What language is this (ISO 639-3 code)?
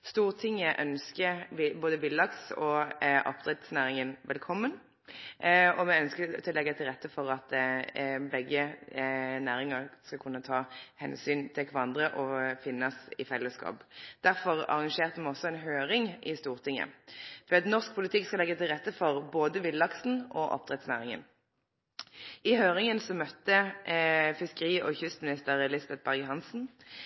nno